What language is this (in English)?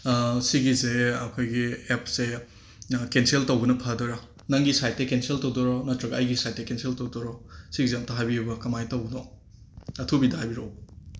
Manipuri